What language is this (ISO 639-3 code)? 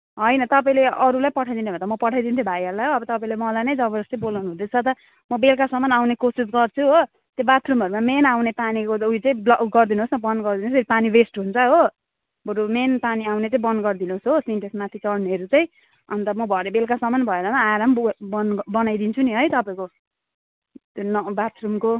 nep